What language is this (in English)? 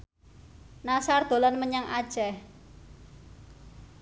Javanese